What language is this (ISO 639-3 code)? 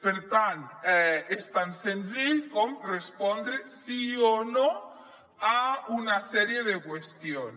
cat